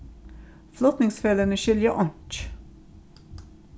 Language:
Faroese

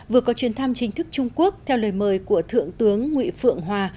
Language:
Vietnamese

